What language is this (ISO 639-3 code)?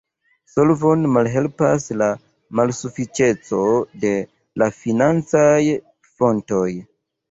epo